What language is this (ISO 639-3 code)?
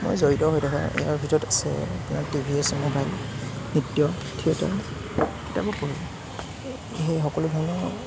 asm